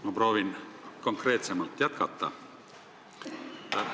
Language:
Estonian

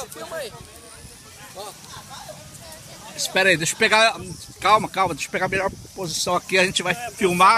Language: Portuguese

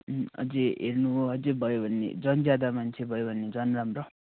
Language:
Nepali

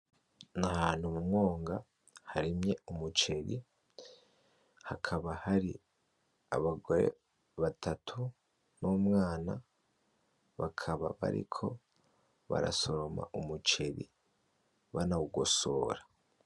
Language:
Rundi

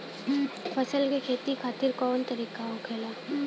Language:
Bhojpuri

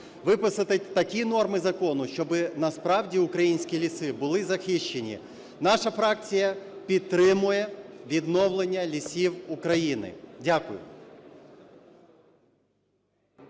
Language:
Ukrainian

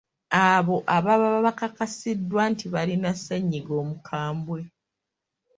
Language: Ganda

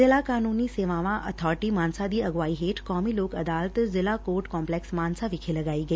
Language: Punjabi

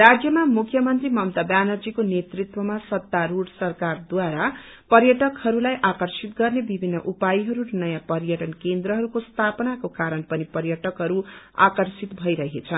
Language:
Nepali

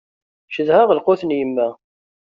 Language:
Kabyle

